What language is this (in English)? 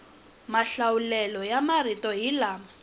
Tsonga